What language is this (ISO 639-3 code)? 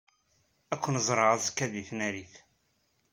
kab